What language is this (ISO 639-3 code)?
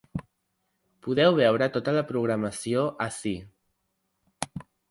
cat